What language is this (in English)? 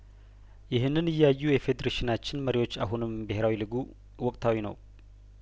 Amharic